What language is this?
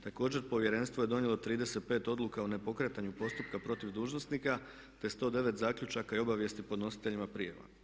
Croatian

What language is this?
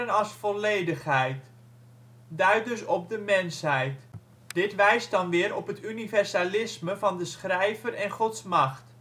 Dutch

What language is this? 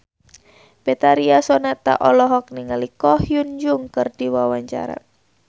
Sundanese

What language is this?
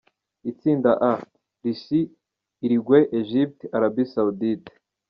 Kinyarwanda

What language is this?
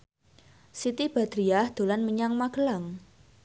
Javanese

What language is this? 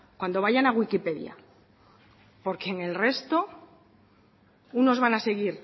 Spanish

